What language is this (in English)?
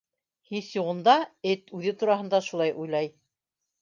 Bashkir